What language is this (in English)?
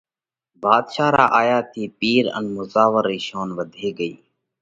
Parkari Koli